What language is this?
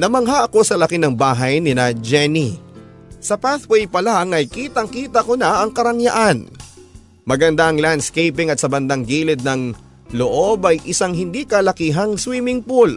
Filipino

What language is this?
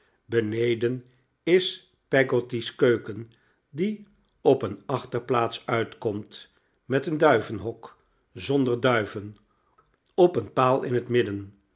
Dutch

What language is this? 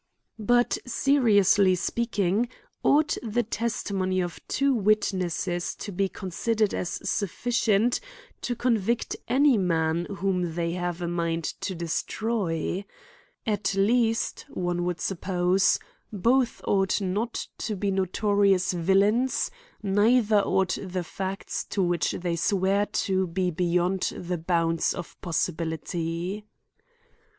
English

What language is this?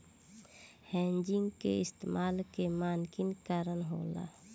Bhojpuri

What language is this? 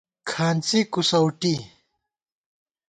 Gawar-Bati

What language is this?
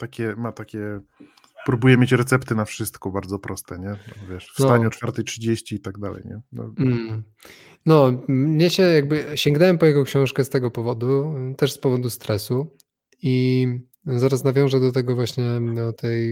Polish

